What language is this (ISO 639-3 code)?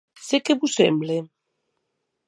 oci